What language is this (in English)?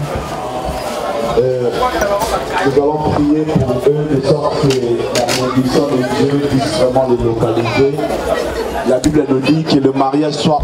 French